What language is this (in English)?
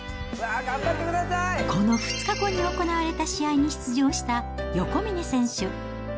Japanese